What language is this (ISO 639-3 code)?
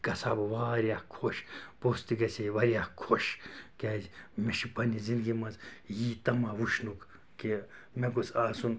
kas